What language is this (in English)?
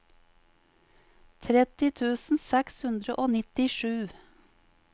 Norwegian